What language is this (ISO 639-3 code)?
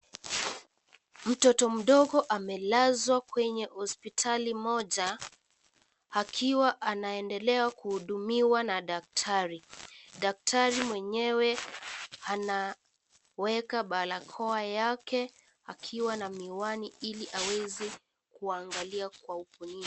swa